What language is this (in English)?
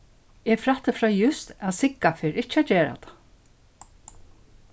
Faroese